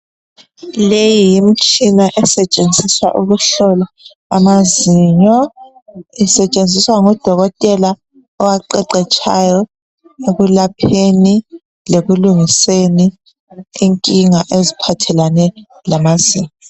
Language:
North Ndebele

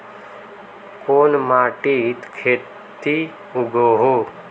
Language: Magahi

